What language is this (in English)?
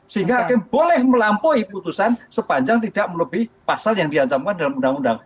Indonesian